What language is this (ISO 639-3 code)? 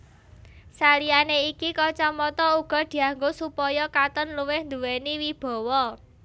jav